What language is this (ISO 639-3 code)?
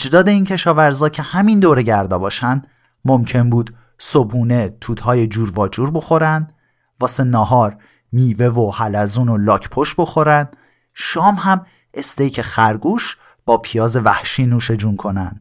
fas